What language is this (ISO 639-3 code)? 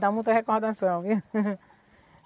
por